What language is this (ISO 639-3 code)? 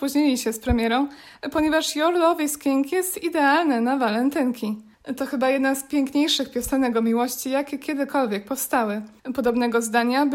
pol